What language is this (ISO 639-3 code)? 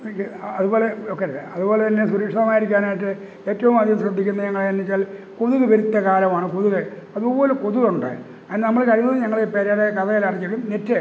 mal